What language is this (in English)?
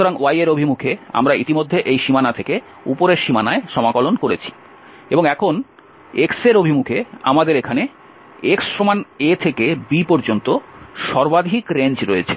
Bangla